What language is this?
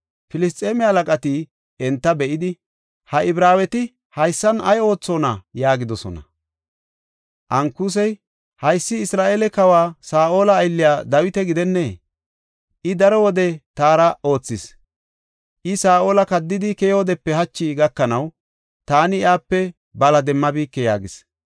Gofa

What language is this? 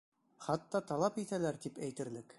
Bashkir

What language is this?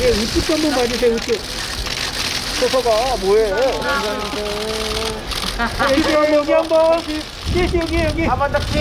Korean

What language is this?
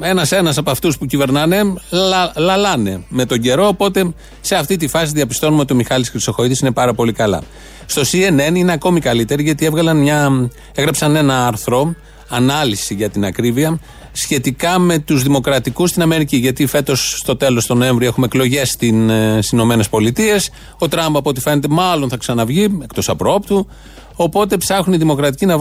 Greek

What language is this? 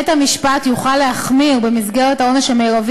Hebrew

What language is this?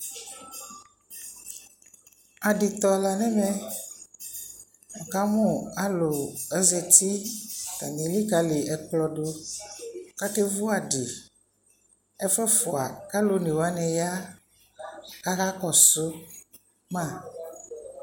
Ikposo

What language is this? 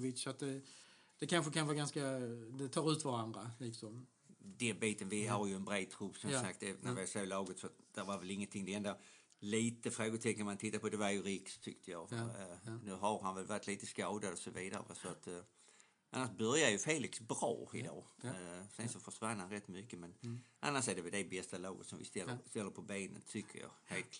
Swedish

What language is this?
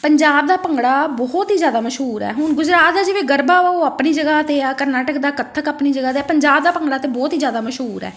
Punjabi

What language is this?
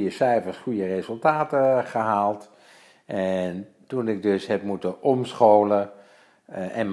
Dutch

